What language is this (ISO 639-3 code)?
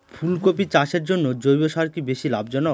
ben